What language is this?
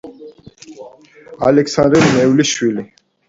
Georgian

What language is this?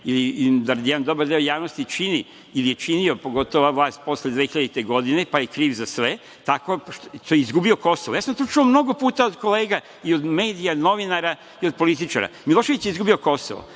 Serbian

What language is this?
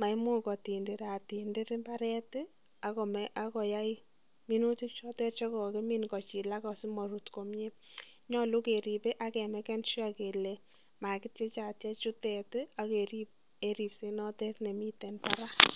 Kalenjin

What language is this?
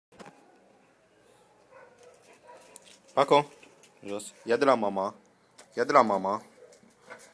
Romanian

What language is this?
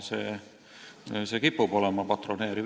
Estonian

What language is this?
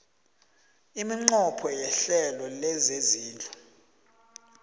South Ndebele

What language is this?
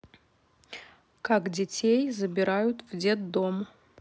Russian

